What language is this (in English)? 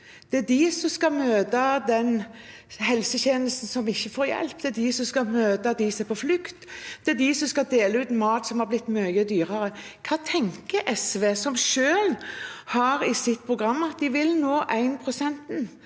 Norwegian